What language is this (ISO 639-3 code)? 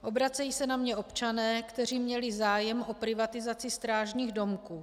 ces